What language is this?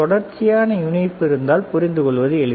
Tamil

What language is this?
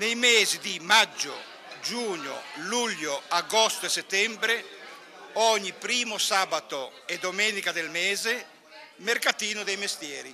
Italian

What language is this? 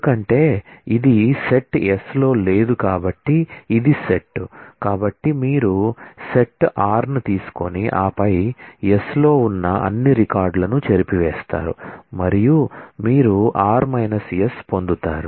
Telugu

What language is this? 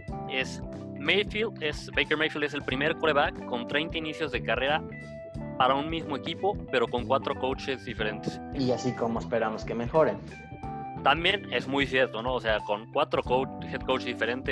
Spanish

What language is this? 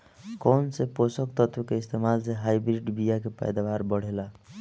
Bhojpuri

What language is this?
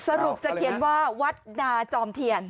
Thai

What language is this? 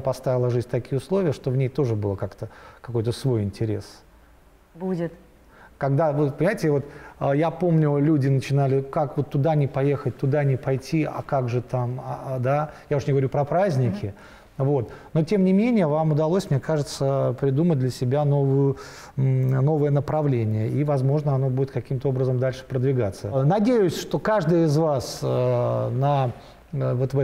Russian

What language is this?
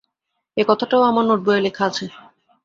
Bangla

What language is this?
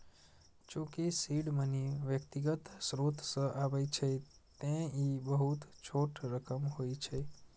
Maithili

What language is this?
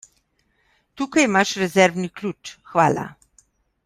Slovenian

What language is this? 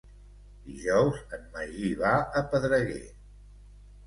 Catalan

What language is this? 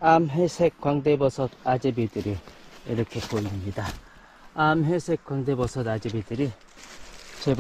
Korean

